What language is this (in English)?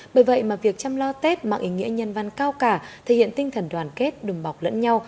Vietnamese